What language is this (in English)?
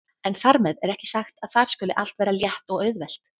Icelandic